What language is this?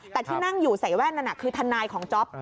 Thai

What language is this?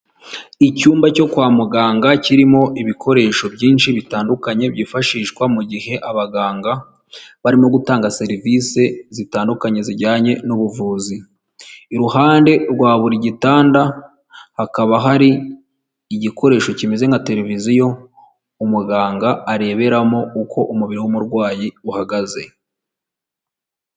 Kinyarwanda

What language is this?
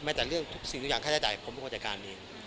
Thai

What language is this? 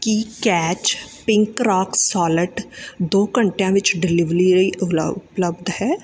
Punjabi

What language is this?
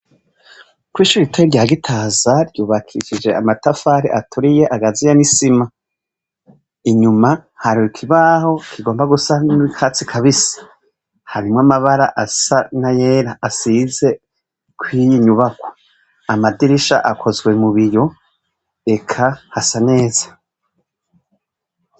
Rundi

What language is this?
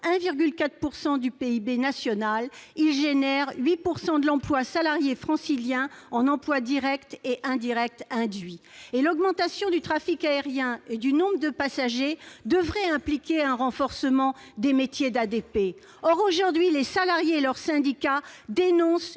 French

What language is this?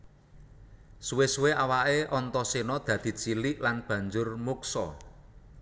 Javanese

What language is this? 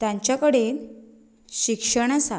Konkani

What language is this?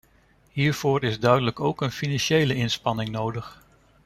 Dutch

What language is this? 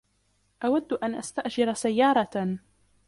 Arabic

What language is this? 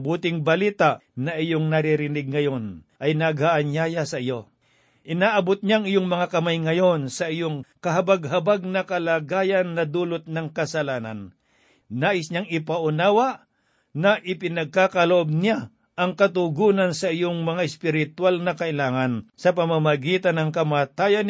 Filipino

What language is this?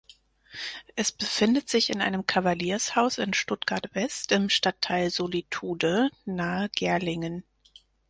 German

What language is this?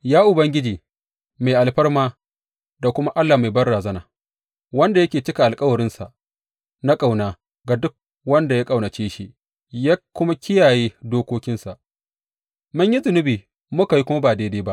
Hausa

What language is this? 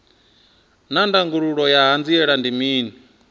Venda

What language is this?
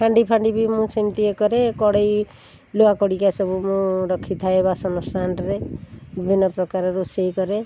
Odia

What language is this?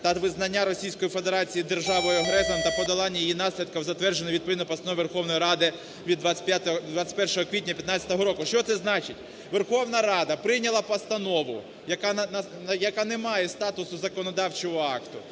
Ukrainian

